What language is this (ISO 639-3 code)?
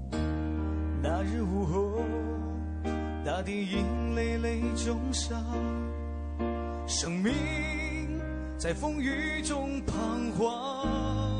zho